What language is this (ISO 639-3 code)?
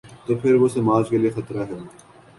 urd